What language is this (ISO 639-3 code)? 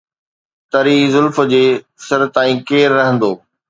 snd